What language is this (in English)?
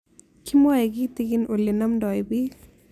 Kalenjin